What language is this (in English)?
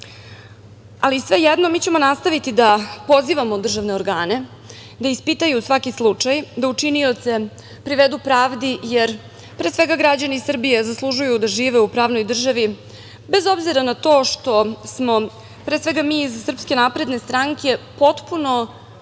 Serbian